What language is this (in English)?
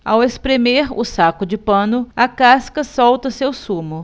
Portuguese